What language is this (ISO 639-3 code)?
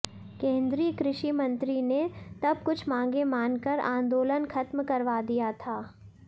hin